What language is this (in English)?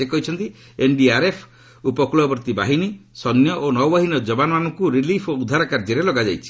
Odia